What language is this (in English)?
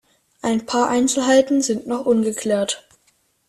German